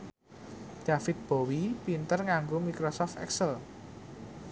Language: Javanese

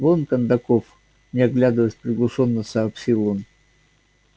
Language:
Russian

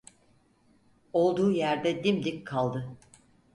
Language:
Turkish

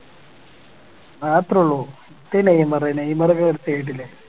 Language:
Malayalam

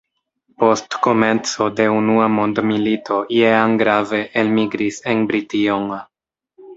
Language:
Esperanto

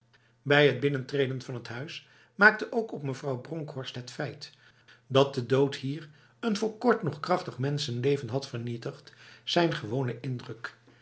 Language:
Dutch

